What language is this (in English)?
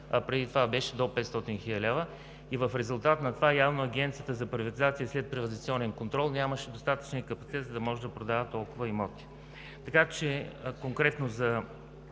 Bulgarian